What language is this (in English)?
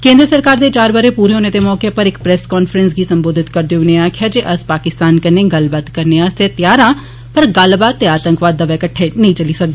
Dogri